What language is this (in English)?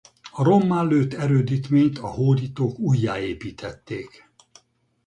Hungarian